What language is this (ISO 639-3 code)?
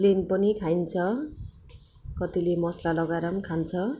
nep